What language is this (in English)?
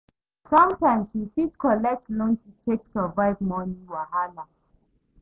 Nigerian Pidgin